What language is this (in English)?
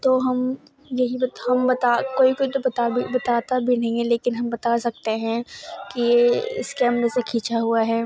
Urdu